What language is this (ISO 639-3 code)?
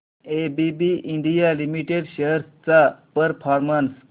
mar